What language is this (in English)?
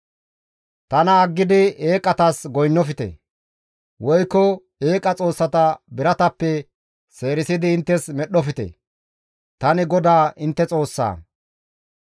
Gamo